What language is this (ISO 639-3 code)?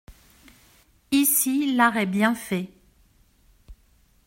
fra